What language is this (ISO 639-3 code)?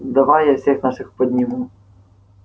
rus